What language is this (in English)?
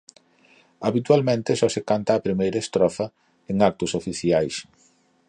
Galician